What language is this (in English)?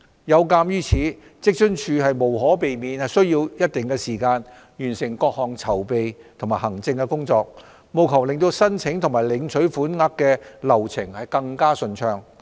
Cantonese